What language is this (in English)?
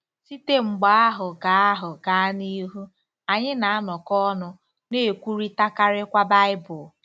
Igbo